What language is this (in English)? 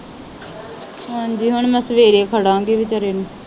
Punjabi